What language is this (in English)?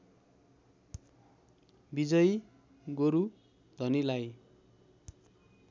Nepali